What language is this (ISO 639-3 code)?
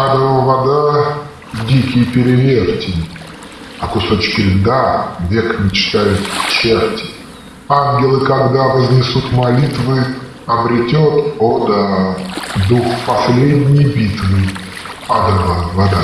rus